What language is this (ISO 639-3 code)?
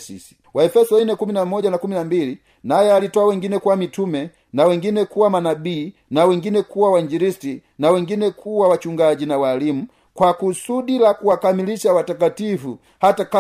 swa